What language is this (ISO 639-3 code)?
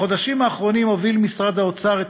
heb